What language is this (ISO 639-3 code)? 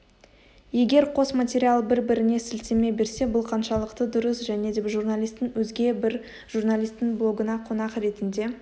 kaz